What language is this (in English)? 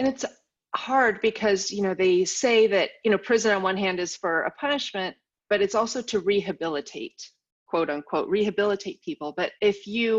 English